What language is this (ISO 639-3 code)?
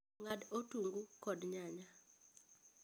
luo